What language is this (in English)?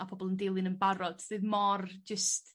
Welsh